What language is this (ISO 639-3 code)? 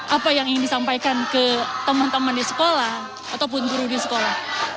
ind